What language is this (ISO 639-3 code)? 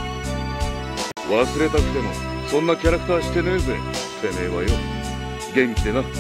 jpn